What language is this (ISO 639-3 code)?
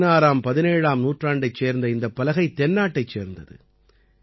tam